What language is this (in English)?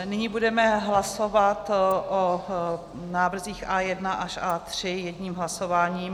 Czech